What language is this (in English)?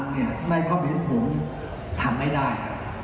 Thai